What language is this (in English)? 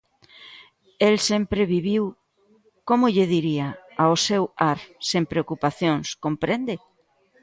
Galician